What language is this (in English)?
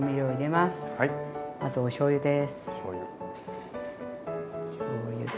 Japanese